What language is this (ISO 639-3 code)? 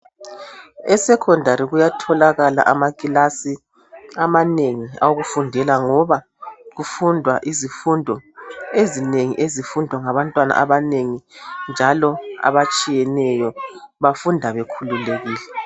nde